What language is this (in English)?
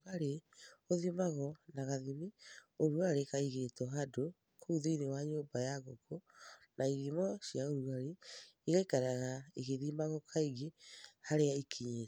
Kikuyu